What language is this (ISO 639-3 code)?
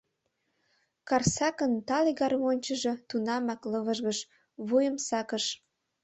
chm